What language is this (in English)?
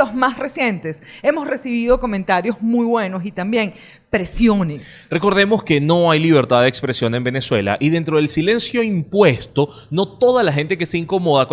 Spanish